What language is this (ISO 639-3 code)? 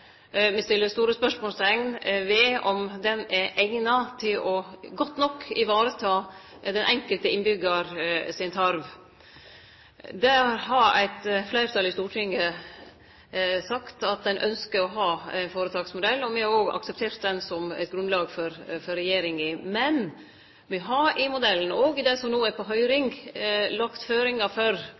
nno